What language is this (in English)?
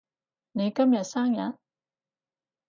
Cantonese